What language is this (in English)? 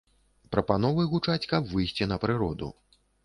Belarusian